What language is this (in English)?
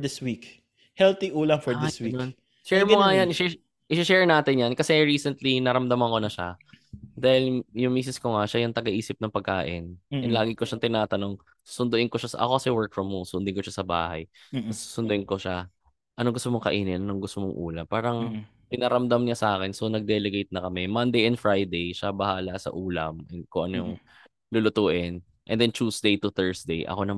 Filipino